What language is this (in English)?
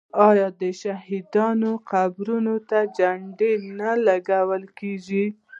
Pashto